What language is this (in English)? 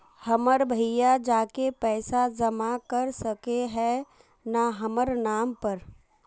Magahi